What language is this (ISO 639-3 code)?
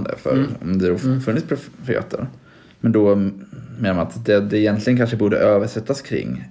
swe